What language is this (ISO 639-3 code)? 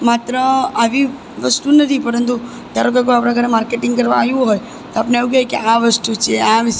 guj